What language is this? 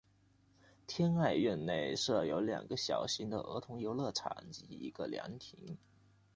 Chinese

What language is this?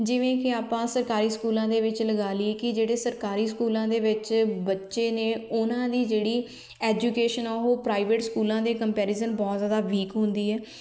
Punjabi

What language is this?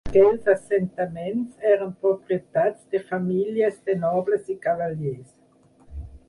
Catalan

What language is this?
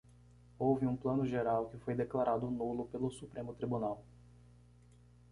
Portuguese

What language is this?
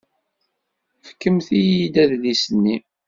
Kabyle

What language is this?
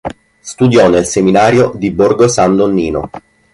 Italian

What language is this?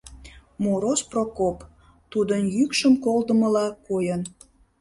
Mari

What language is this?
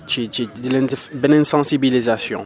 Wolof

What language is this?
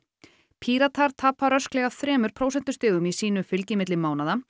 Icelandic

